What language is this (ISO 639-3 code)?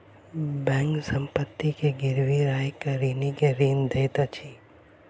mai